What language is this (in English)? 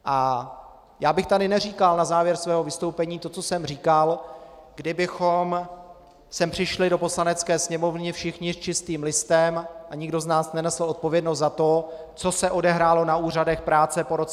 Czech